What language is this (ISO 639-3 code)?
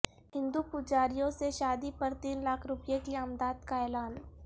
urd